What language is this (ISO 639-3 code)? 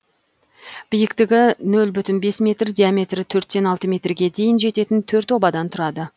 kaz